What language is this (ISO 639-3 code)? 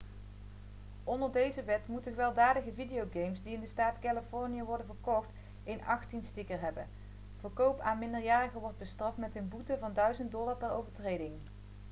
nld